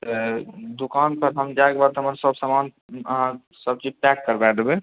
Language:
Maithili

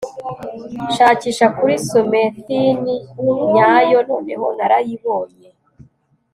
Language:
Kinyarwanda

